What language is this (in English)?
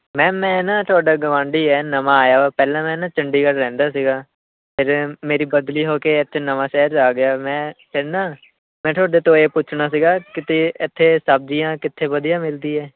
Punjabi